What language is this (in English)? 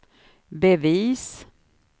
Swedish